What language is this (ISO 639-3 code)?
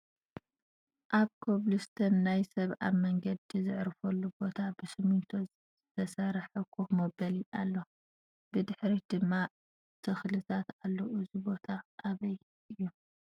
tir